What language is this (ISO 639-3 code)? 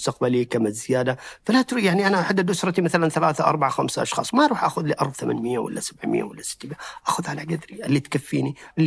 ara